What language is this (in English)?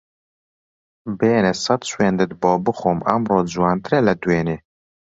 Central Kurdish